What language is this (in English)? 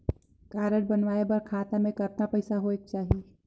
Chhattisgarhi